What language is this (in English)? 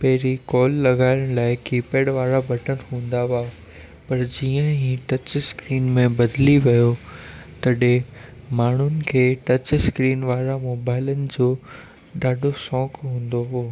Sindhi